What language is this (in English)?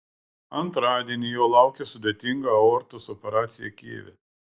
Lithuanian